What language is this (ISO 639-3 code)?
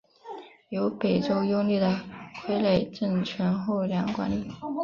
zho